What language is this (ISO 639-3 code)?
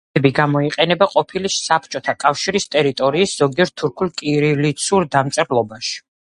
kat